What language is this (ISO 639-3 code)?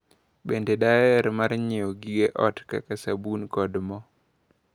luo